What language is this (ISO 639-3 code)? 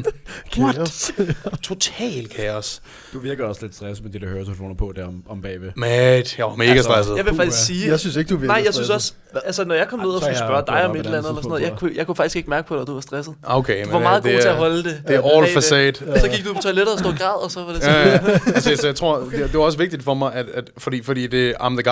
dan